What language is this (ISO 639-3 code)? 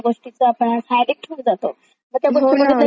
mar